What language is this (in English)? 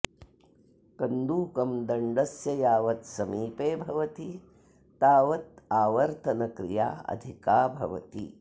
Sanskrit